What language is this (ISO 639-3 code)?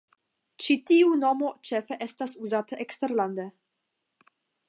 epo